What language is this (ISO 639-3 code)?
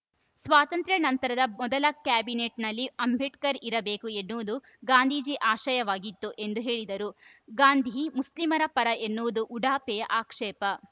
kan